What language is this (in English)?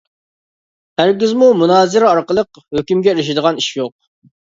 Uyghur